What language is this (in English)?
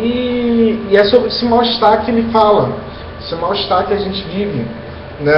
Portuguese